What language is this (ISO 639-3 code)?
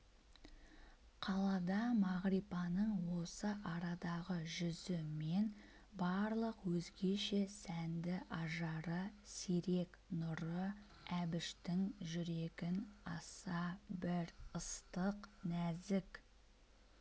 kaz